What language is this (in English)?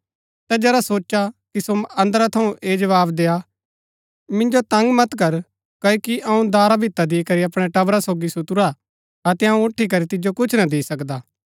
Gaddi